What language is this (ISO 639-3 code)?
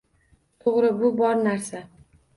uzb